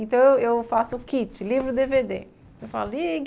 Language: Portuguese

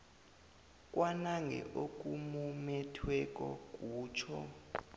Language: South Ndebele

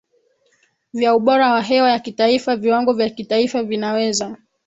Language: Swahili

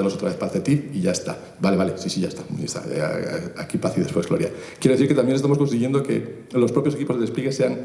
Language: Spanish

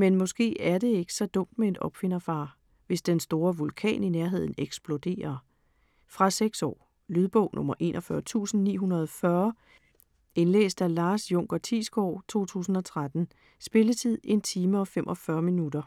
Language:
Danish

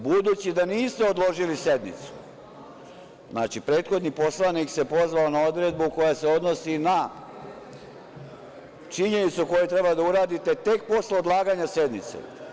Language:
Serbian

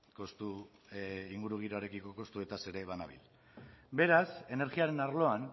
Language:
Basque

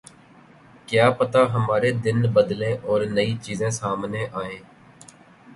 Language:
Urdu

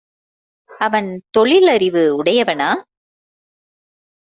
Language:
Tamil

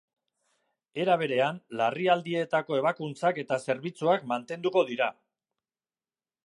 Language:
Basque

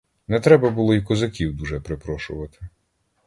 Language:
Ukrainian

